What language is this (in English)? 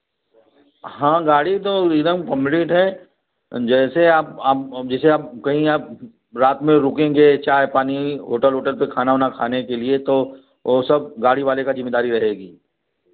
Hindi